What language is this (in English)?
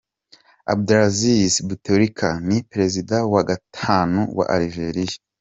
Kinyarwanda